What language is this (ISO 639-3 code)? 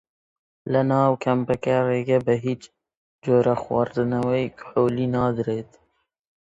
ckb